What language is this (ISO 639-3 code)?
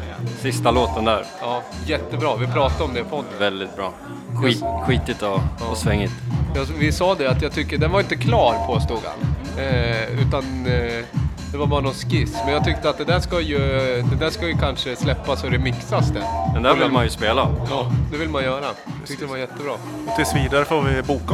swe